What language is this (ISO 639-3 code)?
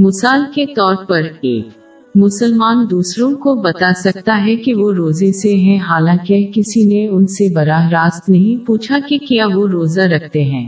urd